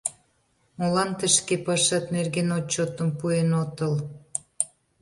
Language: Mari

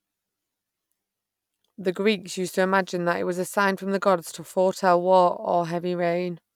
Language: English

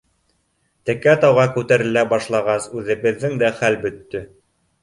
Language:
Bashkir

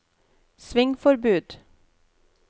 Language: Norwegian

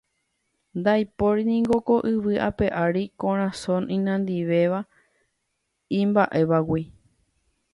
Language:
Guarani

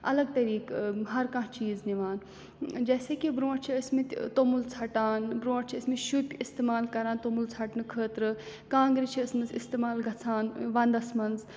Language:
Kashmiri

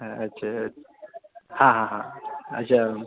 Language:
Maithili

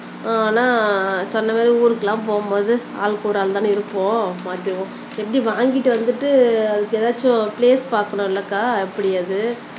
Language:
Tamil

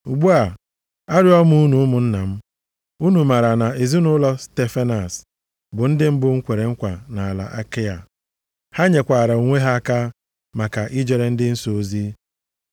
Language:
Igbo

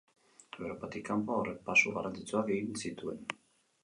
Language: Basque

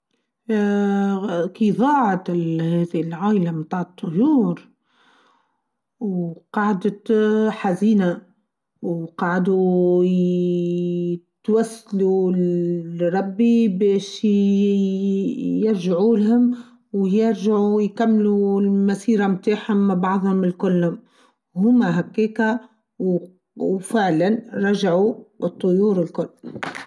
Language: Tunisian Arabic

